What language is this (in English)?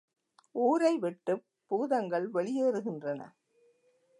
Tamil